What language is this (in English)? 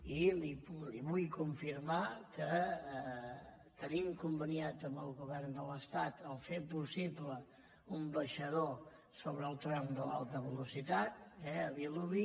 Catalan